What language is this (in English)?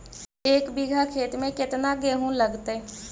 Magahi